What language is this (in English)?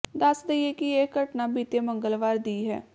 Punjabi